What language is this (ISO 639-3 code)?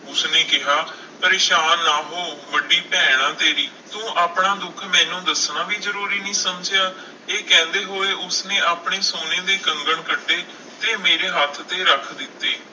pan